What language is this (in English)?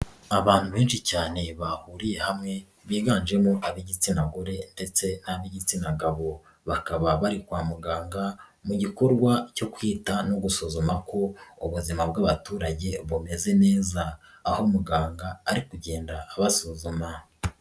Kinyarwanda